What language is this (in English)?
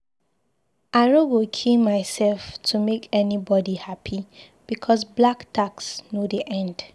Nigerian Pidgin